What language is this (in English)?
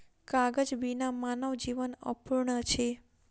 Maithili